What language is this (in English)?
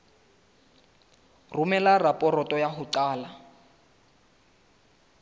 Southern Sotho